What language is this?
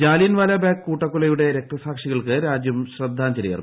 Malayalam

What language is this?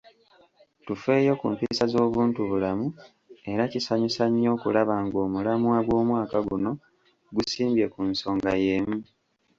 Ganda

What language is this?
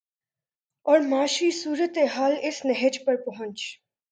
Urdu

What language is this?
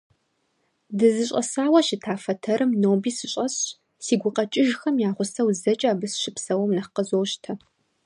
Kabardian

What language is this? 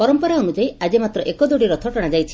Odia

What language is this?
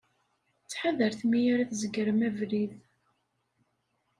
Kabyle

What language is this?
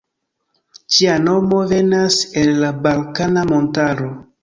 Esperanto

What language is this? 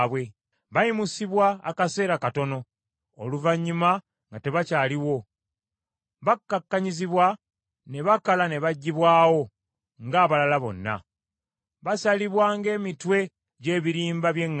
Ganda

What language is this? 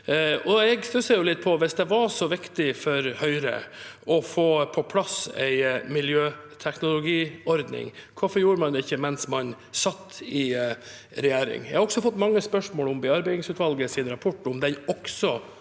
Norwegian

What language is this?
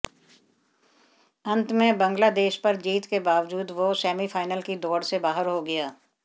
Hindi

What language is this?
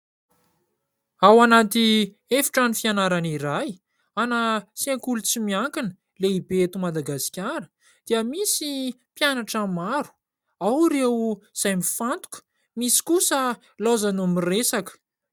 Malagasy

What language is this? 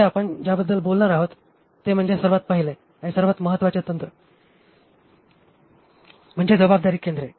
Marathi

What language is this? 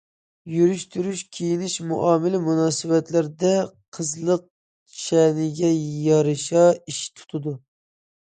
Uyghur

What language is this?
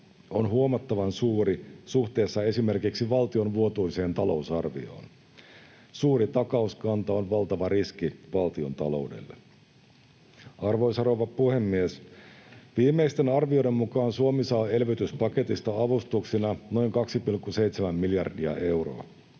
Finnish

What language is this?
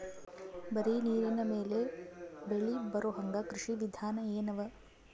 Kannada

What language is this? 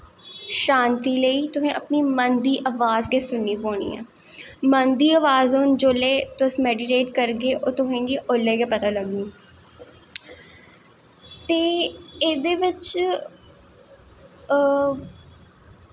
Dogri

